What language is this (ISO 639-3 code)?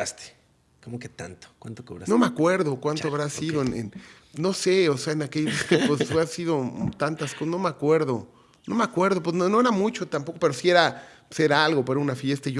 spa